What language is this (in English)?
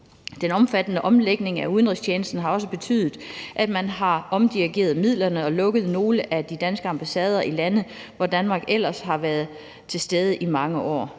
Danish